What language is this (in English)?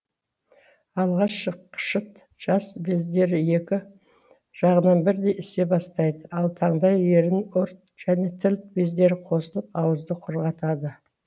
Kazakh